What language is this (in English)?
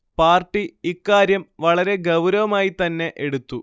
Malayalam